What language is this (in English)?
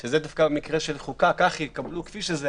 Hebrew